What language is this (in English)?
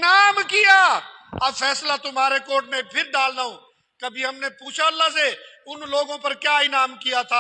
Urdu